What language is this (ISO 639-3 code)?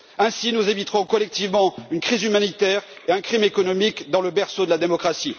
fra